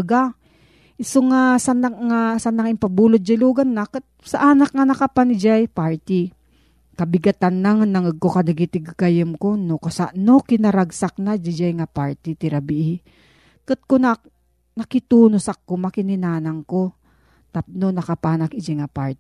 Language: Filipino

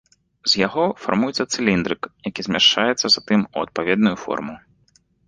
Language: Belarusian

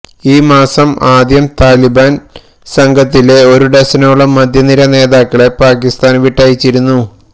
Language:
Malayalam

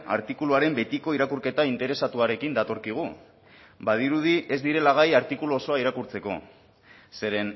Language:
Basque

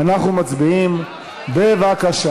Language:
Hebrew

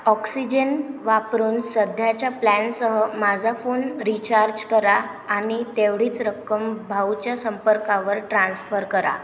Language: Marathi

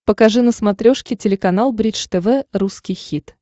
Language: Russian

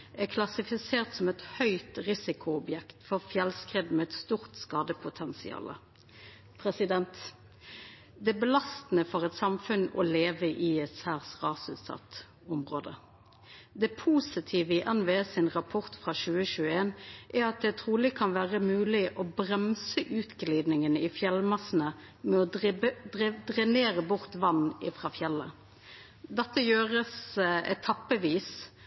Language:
Norwegian Nynorsk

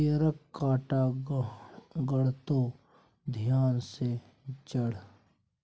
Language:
Maithili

